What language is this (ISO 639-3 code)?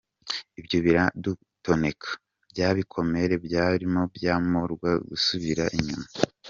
kin